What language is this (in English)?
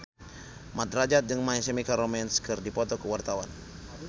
Sundanese